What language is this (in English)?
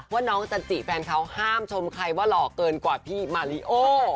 Thai